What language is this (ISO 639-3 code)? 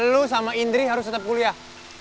ind